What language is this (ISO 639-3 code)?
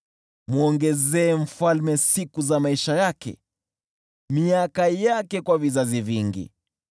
swa